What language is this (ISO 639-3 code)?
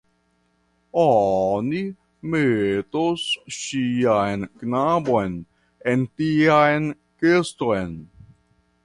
epo